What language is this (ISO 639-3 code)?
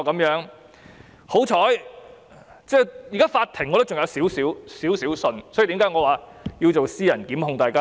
yue